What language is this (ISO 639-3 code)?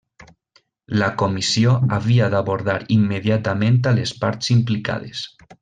cat